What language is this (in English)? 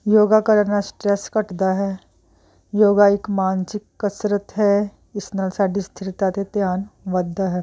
Punjabi